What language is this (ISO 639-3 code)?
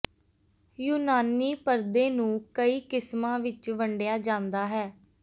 pan